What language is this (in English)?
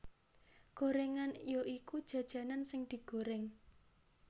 Javanese